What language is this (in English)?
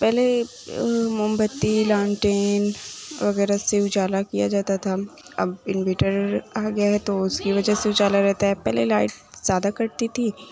Urdu